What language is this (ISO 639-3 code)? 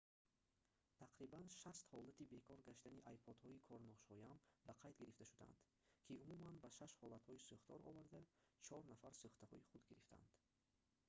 tgk